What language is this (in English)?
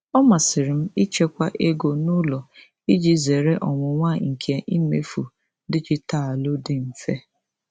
Igbo